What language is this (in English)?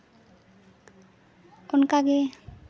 Santali